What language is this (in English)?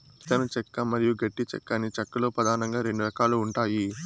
Telugu